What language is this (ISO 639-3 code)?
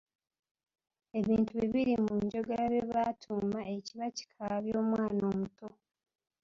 lug